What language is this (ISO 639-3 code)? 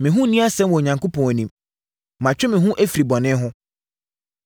aka